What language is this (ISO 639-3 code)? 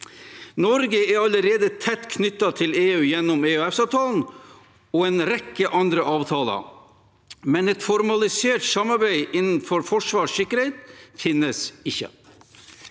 nor